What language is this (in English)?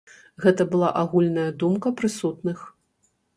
Belarusian